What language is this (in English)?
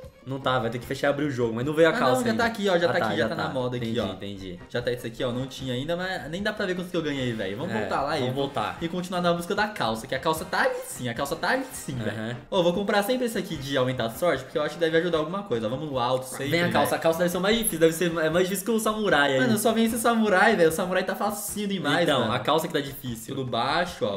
Portuguese